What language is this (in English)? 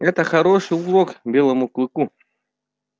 Russian